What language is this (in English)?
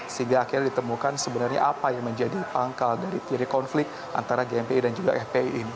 Indonesian